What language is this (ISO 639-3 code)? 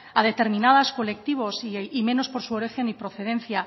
spa